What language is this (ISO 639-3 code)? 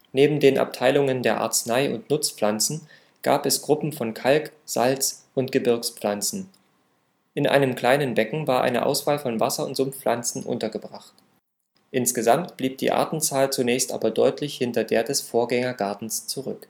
deu